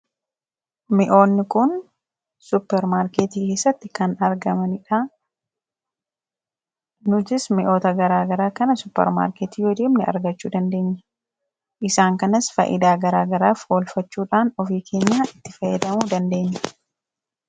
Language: Oromo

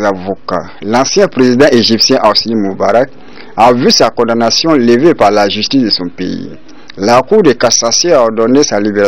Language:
French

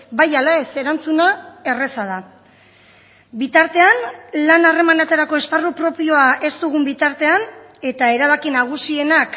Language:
Basque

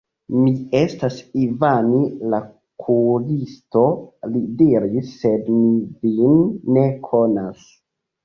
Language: Esperanto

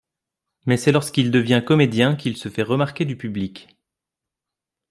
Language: French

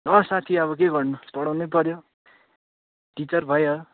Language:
Nepali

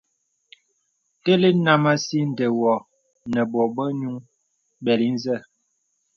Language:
Bebele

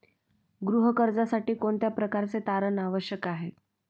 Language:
Marathi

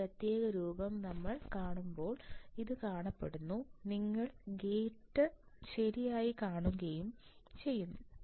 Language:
Malayalam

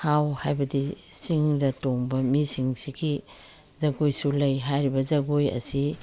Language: Manipuri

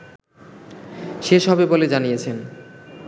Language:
Bangla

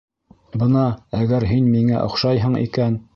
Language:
Bashkir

